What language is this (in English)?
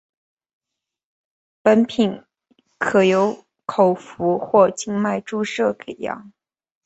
Chinese